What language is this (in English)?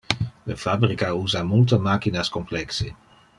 Interlingua